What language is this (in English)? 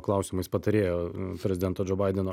Lithuanian